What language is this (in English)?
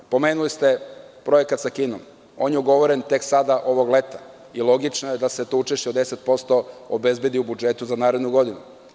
Serbian